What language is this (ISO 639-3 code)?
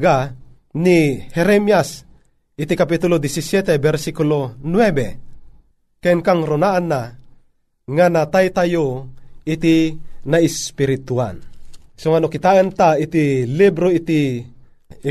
fil